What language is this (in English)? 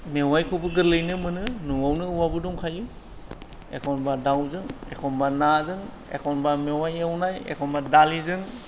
Bodo